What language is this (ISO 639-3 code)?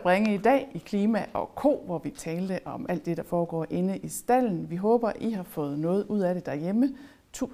dan